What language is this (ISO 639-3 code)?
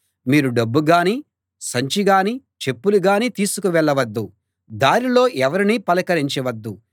tel